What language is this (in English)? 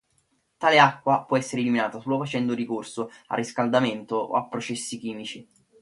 Italian